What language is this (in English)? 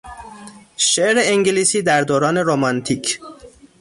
Persian